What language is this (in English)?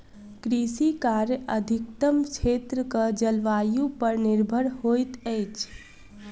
Maithili